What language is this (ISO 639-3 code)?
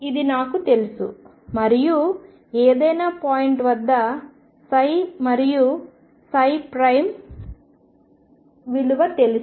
tel